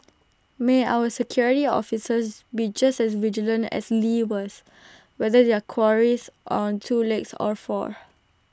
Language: English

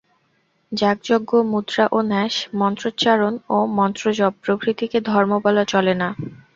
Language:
Bangla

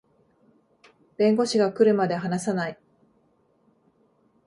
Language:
Japanese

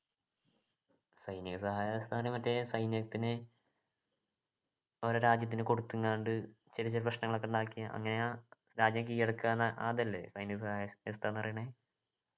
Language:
Malayalam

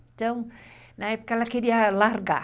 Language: Portuguese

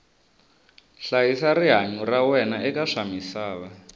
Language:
Tsonga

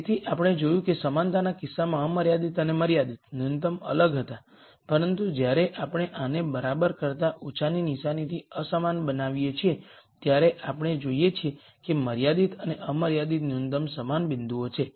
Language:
Gujarati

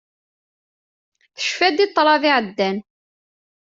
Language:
Kabyle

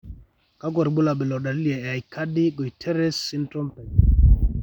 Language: Masai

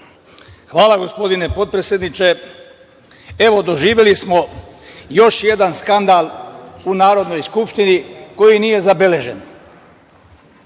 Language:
Serbian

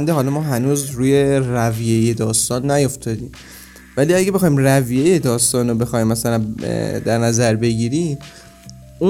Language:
Persian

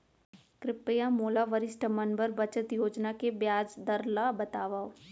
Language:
Chhattisgarhi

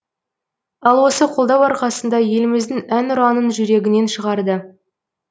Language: Kazakh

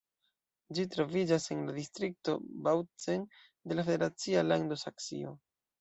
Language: Esperanto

